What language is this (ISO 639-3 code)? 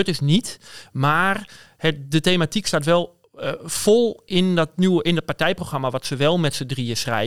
nld